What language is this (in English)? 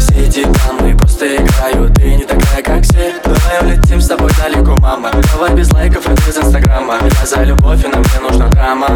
Ukrainian